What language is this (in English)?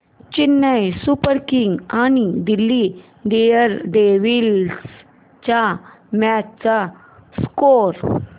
Marathi